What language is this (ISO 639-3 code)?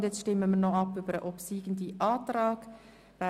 gsw